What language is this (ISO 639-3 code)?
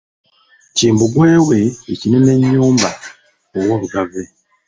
lug